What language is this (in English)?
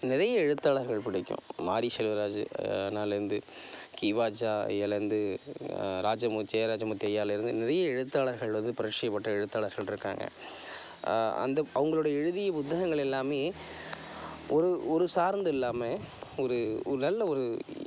Tamil